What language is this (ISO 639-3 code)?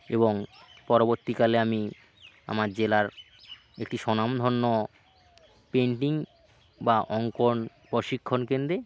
ben